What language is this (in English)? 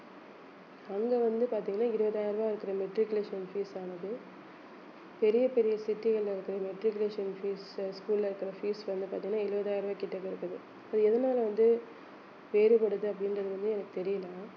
Tamil